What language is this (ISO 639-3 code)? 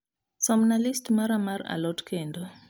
luo